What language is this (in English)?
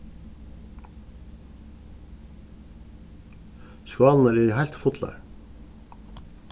Faroese